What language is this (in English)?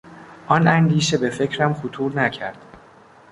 Persian